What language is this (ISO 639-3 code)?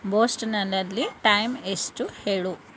kan